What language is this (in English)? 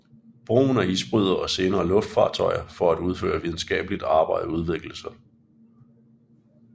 Danish